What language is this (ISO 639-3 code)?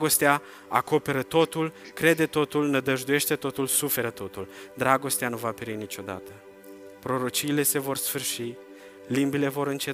ron